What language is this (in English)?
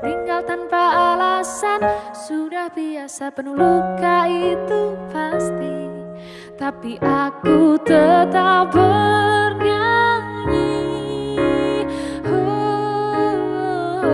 Indonesian